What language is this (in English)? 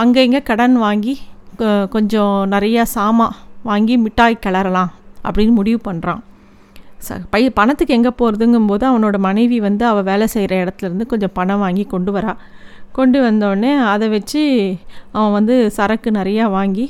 Tamil